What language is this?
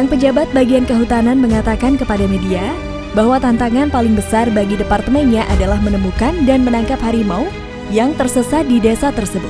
Indonesian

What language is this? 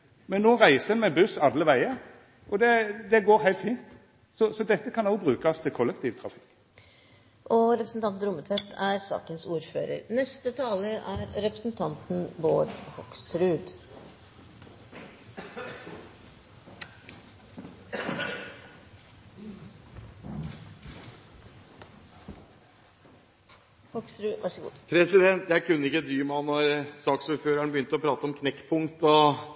Norwegian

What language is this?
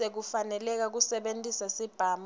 Swati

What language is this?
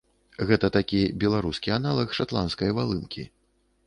Belarusian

